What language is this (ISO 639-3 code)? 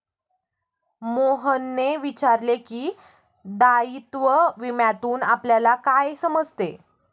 mar